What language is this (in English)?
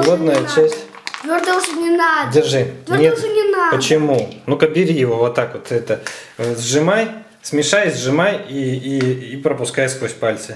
Russian